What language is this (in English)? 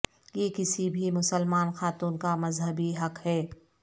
Urdu